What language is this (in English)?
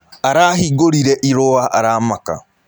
Kikuyu